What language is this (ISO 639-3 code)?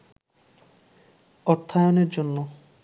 ben